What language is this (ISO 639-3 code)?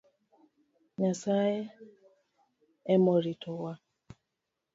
luo